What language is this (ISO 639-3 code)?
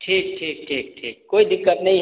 mai